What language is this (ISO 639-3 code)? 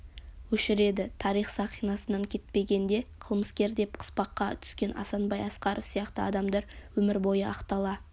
kaz